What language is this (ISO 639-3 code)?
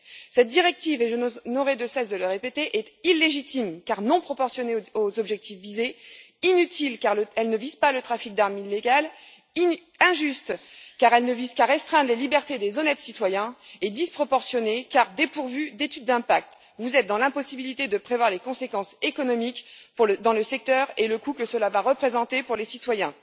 fra